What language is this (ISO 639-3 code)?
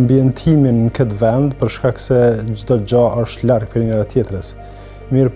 ron